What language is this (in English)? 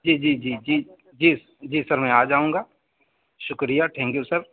Urdu